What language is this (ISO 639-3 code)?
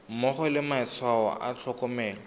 tsn